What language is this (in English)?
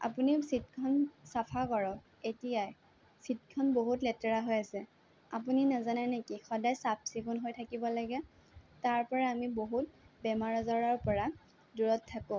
Assamese